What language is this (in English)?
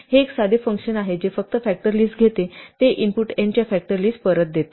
Marathi